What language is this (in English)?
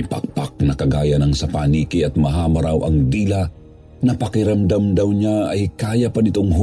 Filipino